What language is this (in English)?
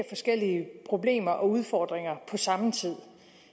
Danish